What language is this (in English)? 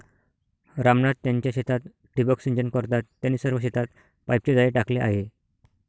Marathi